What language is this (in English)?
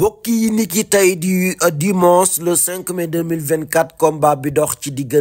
French